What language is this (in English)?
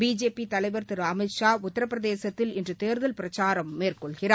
Tamil